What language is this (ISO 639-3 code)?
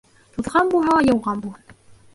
bak